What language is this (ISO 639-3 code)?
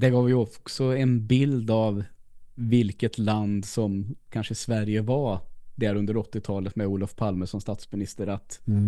swe